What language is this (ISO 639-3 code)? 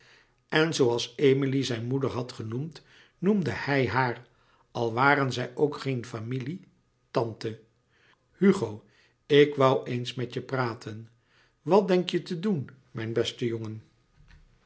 nld